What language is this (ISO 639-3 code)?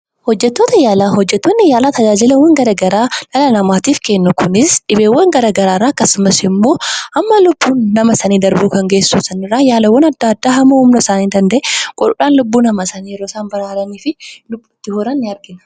orm